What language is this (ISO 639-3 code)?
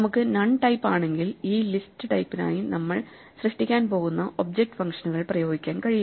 mal